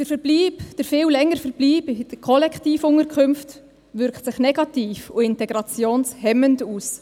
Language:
Swiss German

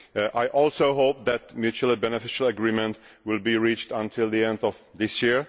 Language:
English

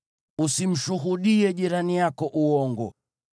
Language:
Swahili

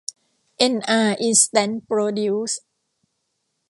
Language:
Thai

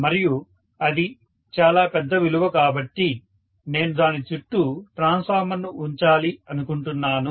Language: Telugu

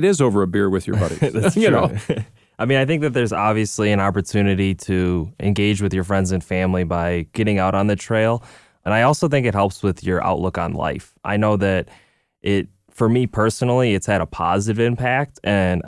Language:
English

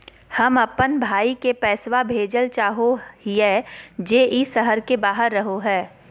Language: Magahi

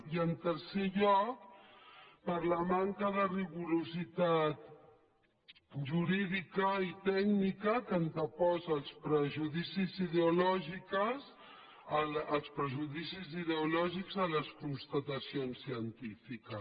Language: Catalan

